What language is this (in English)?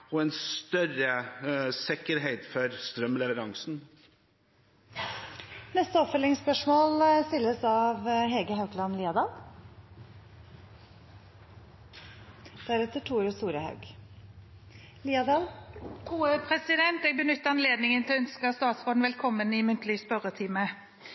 Norwegian